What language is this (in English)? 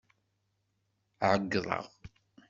Kabyle